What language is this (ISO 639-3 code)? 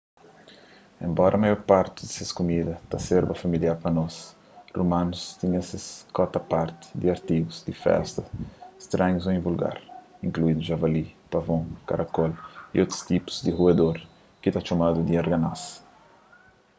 kea